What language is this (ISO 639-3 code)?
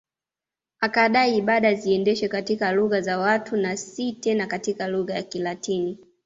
swa